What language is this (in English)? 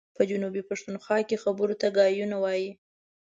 Pashto